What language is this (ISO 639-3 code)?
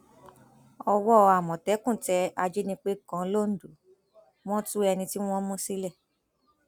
yor